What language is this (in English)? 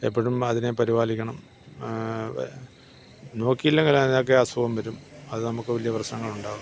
Malayalam